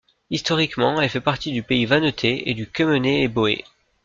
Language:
French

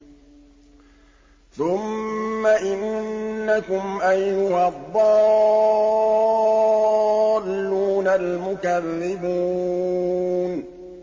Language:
Arabic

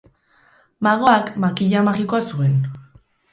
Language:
Basque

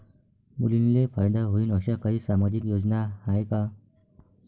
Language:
Marathi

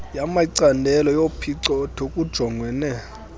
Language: Xhosa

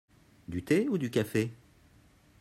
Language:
French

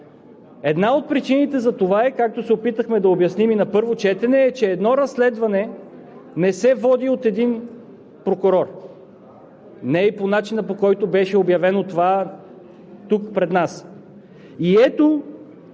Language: Bulgarian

